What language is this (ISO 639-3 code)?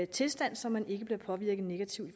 dan